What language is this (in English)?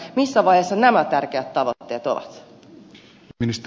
Finnish